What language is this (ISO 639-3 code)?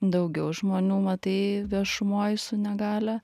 lit